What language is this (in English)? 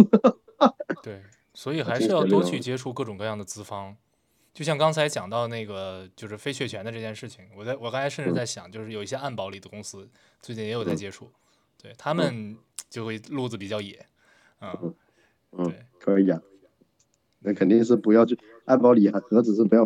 Chinese